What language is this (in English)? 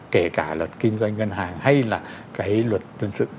Vietnamese